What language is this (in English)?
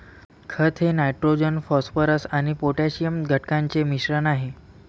Marathi